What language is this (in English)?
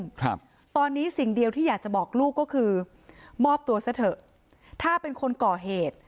Thai